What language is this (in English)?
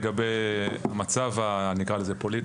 Hebrew